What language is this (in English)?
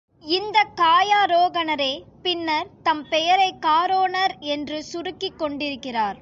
Tamil